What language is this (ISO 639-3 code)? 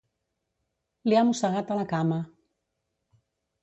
cat